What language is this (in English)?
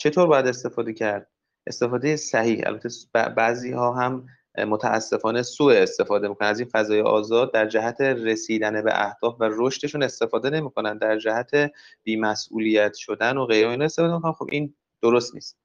Persian